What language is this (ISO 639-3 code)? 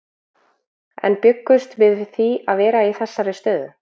isl